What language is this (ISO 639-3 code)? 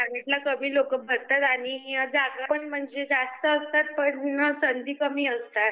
mar